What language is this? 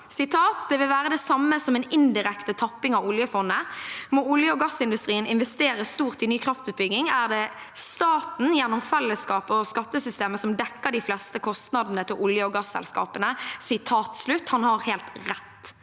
Norwegian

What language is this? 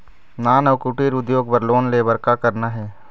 Chhattisgarhi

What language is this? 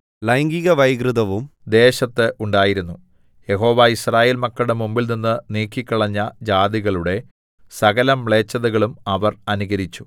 Malayalam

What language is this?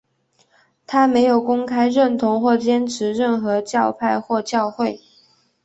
Chinese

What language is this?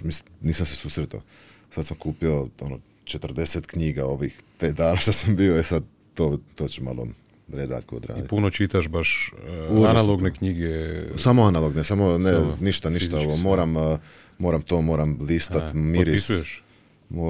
Croatian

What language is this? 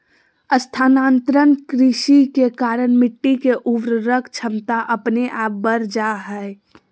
Magahi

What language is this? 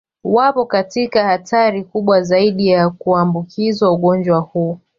Swahili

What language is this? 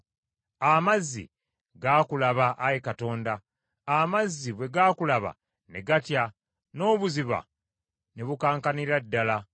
Ganda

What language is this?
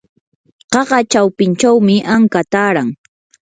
Yanahuanca Pasco Quechua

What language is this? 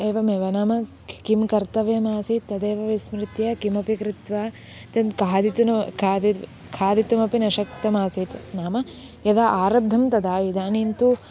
Sanskrit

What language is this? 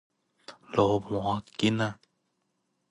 Min Nan Chinese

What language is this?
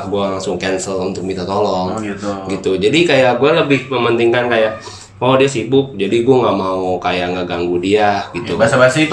Indonesian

